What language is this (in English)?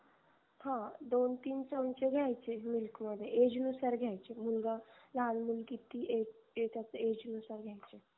Marathi